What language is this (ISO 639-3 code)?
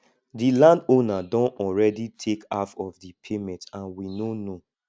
pcm